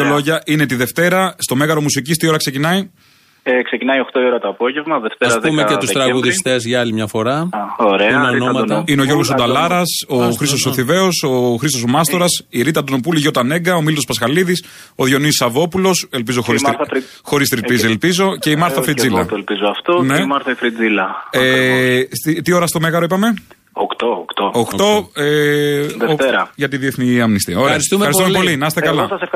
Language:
Greek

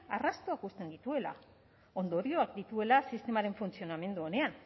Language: Basque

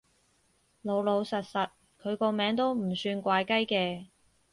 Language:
Cantonese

